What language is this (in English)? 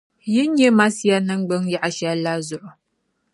Dagbani